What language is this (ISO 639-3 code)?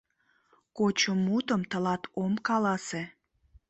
chm